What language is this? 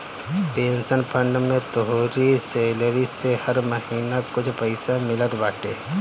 Bhojpuri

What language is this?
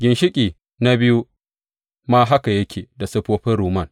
Hausa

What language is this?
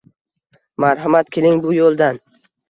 Uzbek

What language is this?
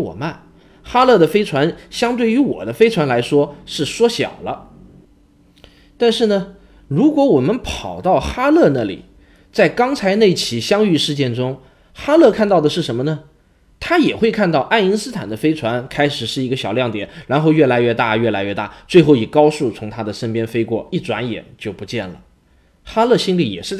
Chinese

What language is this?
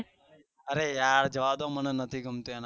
Gujarati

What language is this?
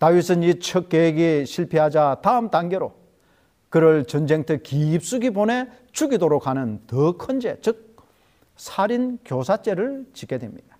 Korean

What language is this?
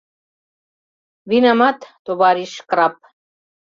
Mari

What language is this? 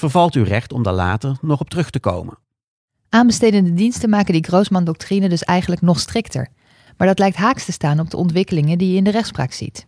Dutch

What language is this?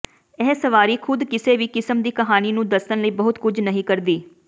Punjabi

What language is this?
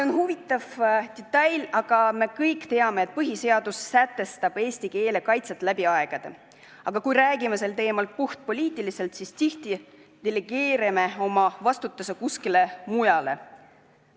Estonian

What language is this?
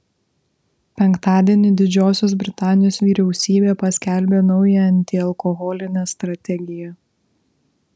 Lithuanian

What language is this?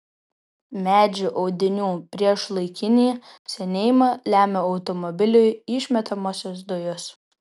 Lithuanian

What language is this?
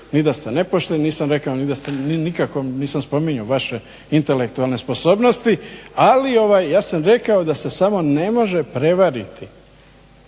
Croatian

